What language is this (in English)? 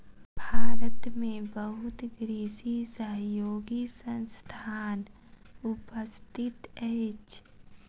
Maithili